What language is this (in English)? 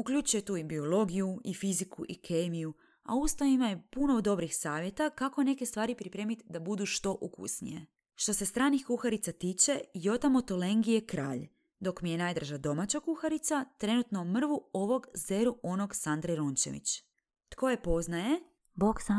Croatian